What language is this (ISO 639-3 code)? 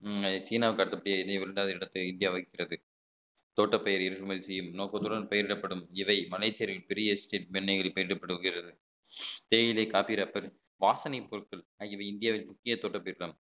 tam